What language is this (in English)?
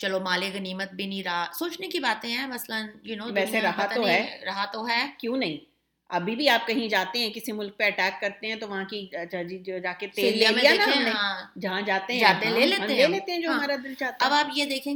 Urdu